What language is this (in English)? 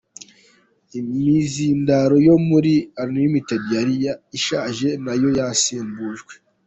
Kinyarwanda